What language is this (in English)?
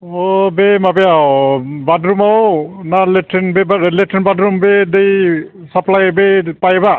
Bodo